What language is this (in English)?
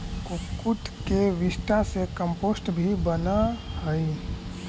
Magahi